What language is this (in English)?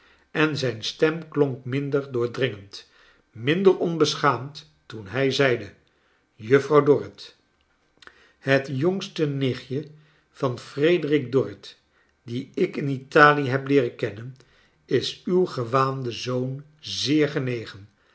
Dutch